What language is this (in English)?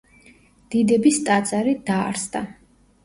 Georgian